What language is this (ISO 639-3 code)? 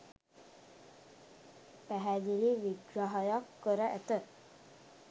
sin